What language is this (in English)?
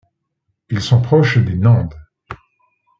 French